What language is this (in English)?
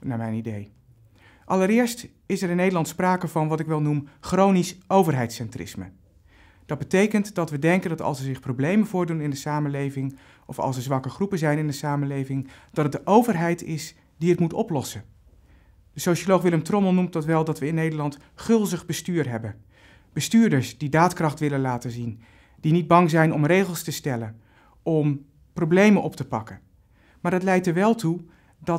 Dutch